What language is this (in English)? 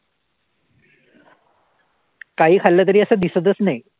Marathi